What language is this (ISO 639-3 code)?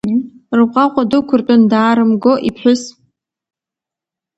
abk